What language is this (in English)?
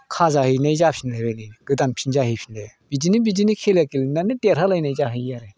Bodo